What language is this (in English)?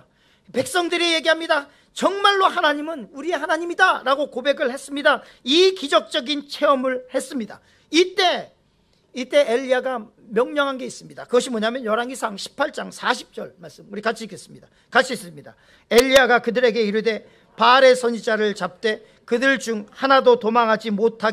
Korean